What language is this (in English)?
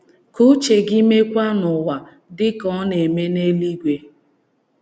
Igbo